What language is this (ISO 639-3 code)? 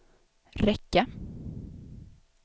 swe